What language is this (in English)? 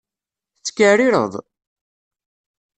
Kabyle